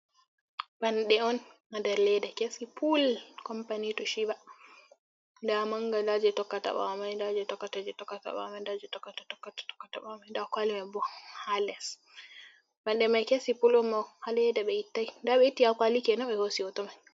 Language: Fula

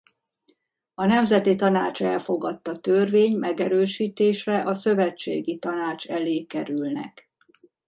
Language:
Hungarian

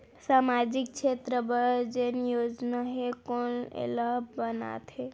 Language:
Chhattisgarhi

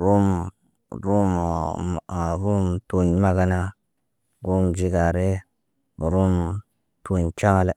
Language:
Naba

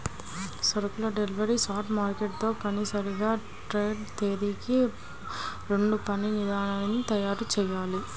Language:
Telugu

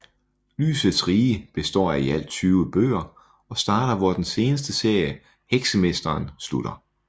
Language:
Danish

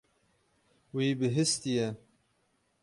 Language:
Kurdish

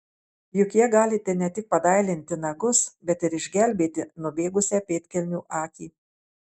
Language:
Lithuanian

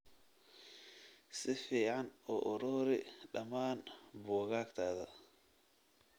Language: Somali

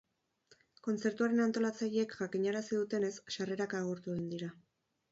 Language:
Basque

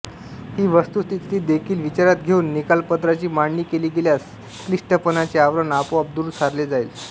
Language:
Marathi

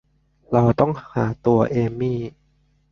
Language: Thai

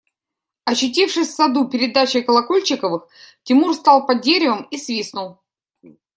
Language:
Russian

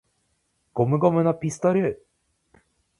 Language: Japanese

